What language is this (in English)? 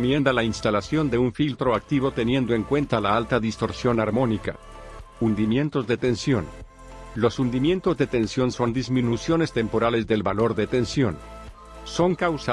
Spanish